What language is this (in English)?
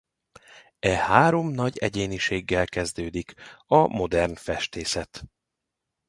Hungarian